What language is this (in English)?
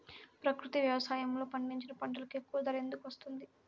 Telugu